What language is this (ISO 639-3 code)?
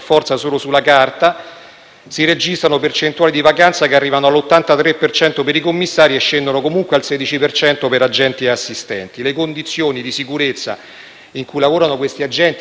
ita